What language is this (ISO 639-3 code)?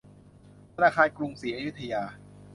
tha